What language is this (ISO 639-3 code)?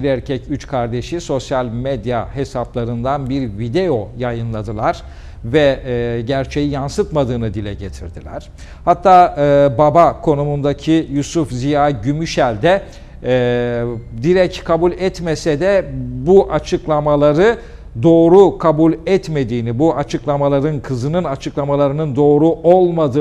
tur